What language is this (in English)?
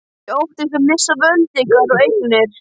Icelandic